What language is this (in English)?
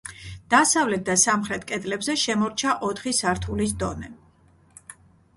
Georgian